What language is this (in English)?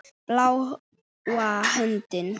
Icelandic